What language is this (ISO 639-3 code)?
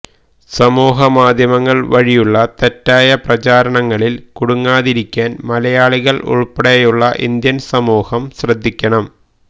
mal